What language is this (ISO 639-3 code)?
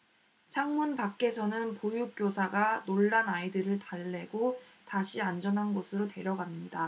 kor